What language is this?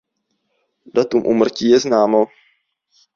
Czech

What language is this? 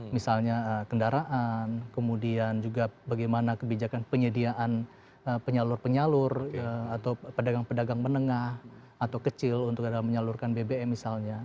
Indonesian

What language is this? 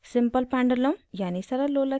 Hindi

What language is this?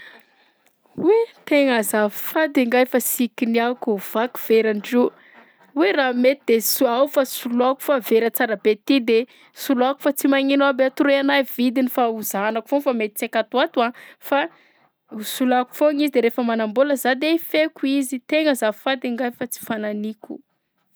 Southern Betsimisaraka Malagasy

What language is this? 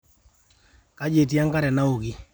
Masai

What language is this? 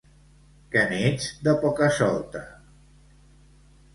Catalan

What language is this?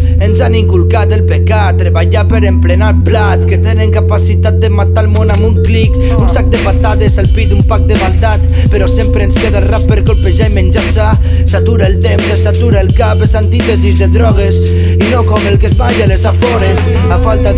Catalan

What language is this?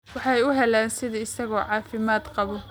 Somali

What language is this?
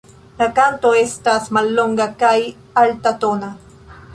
Esperanto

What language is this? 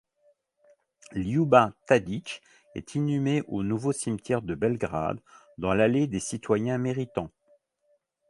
French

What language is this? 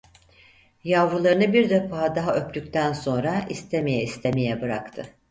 Turkish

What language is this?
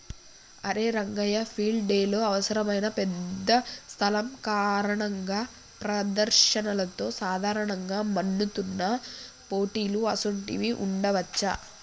Telugu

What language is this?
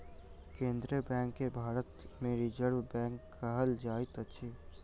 Maithili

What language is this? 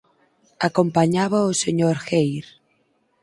Galician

